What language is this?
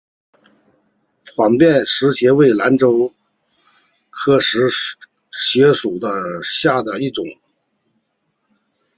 Chinese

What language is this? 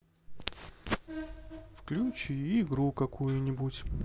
Russian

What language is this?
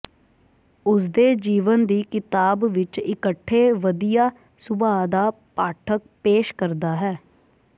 Punjabi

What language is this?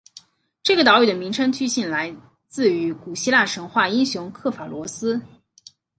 Chinese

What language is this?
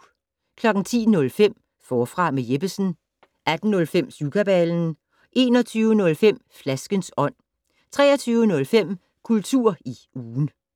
Danish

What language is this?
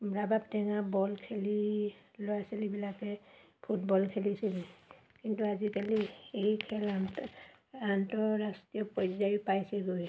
Assamese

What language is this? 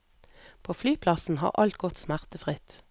Norwegian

